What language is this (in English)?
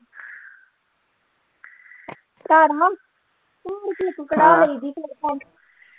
Punjabi